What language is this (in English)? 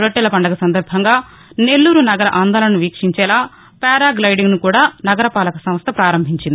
Telugu